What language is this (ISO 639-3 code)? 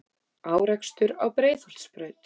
isl